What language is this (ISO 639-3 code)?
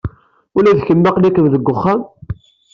kab